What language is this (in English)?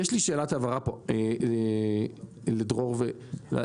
Hebrew